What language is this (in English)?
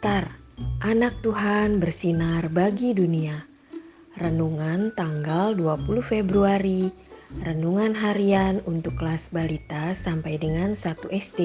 Indonesian